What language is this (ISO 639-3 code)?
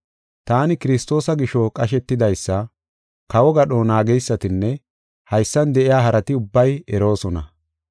gof